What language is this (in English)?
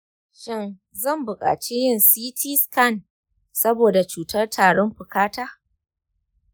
Hausa